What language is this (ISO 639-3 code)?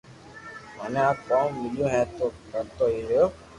lrk